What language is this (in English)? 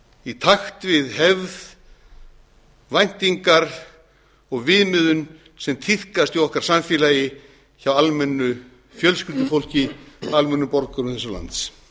Icelandic